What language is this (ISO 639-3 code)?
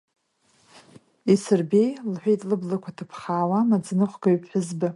abk